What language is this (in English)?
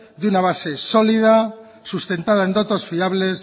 Spanish